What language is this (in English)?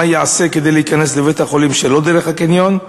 Hebrew